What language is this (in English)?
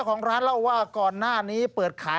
Thai